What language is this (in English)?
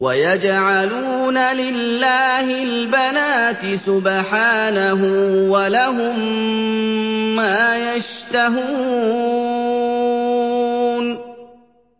Arabic